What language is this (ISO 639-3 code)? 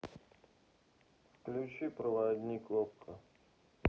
rus